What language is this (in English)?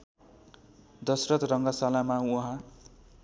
Nepali